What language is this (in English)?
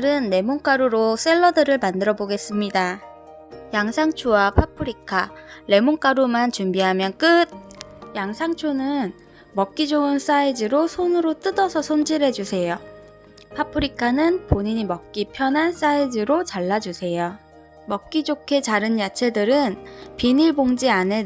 Korean